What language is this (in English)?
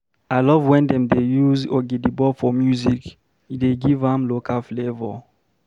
Nigerian Pidgin